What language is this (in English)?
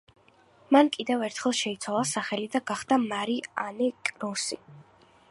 Georgian